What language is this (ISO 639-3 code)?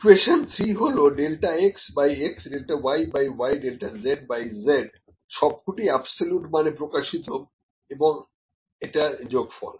ben